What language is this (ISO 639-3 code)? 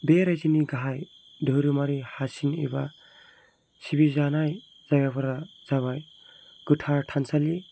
brx